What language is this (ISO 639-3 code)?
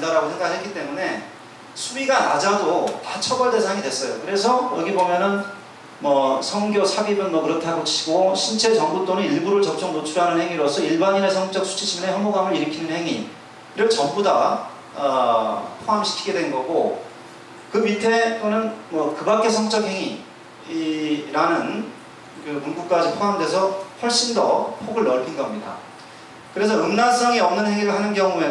kor